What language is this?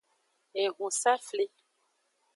Aja (Benin)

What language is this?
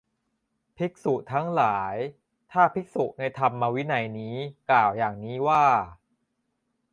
Thai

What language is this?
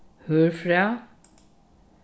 Faroese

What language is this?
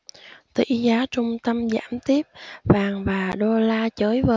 Vietnamese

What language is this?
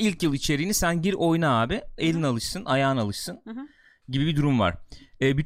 Turkish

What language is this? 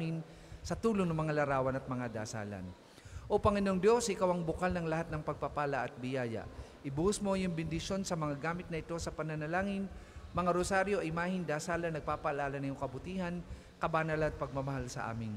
Filipino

